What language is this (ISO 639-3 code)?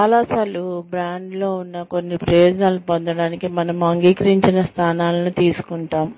tel